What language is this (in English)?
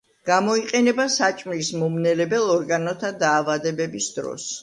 Georgian